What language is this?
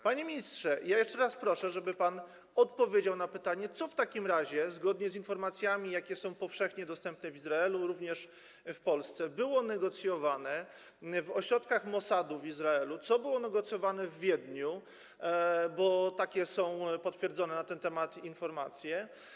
Polish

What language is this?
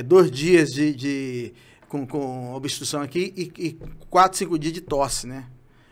Portuguese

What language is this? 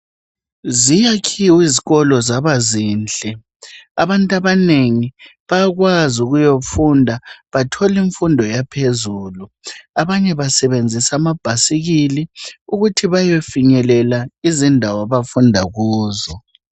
North Ndebele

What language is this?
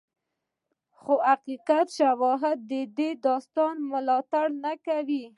Pashto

